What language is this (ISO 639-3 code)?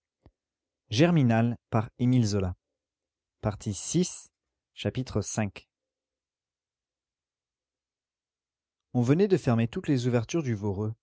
fra